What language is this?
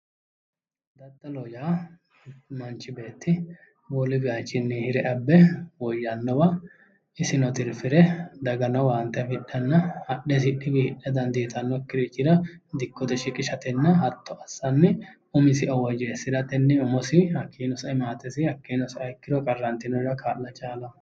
Sidamo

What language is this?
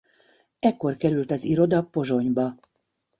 Hungarian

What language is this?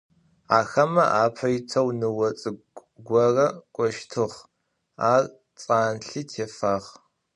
Adyghe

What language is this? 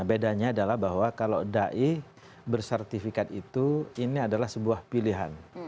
Indonesian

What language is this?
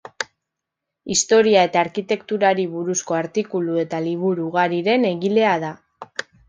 Basque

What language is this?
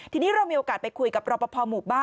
Thai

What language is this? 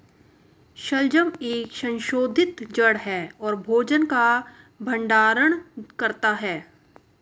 Hindi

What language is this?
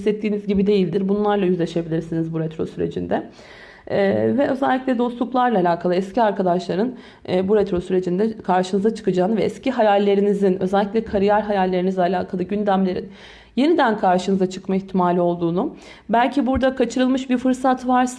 Turkish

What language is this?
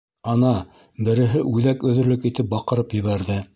Bashkir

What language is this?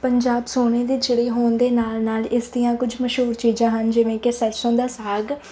Punjabi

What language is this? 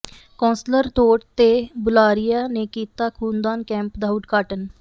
Punjabi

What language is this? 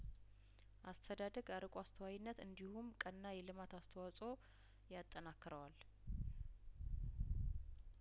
Amharic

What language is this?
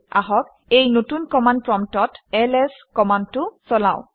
Assamese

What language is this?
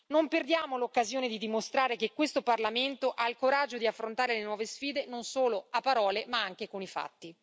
Italian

